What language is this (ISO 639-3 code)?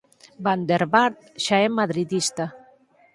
glg